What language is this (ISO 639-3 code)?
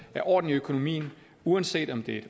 dan